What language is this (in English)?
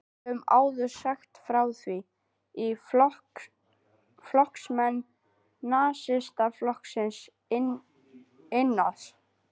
Icelandic